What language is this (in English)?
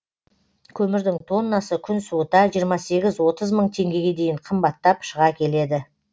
Kazakh